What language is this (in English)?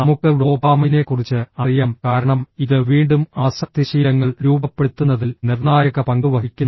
Malayalam